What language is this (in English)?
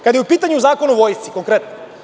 Serbian